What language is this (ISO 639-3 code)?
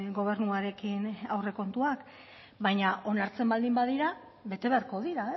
eus